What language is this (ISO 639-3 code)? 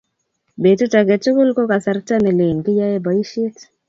kln